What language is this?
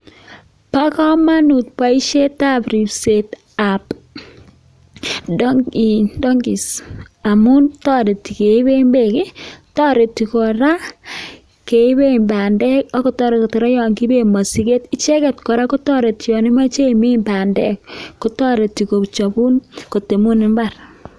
Kalenjin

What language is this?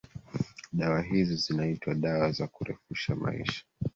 Swahili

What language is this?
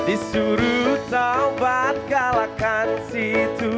Indonesian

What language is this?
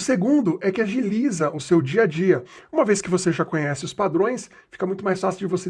Portuguese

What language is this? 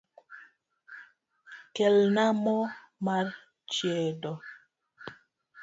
Luo (Kenya and Tanzania)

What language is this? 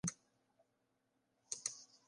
Western Frisian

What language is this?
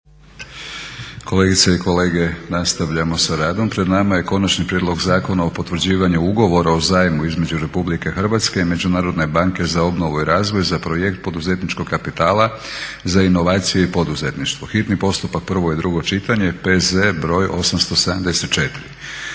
Croatian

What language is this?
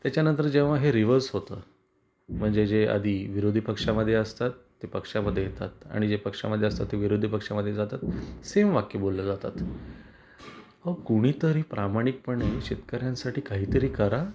Marathi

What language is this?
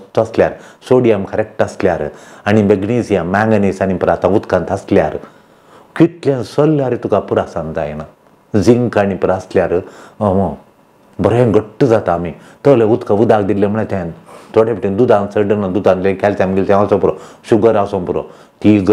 Romanian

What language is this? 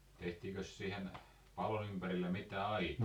Finnish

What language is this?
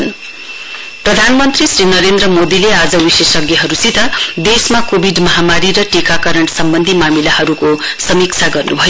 Nepali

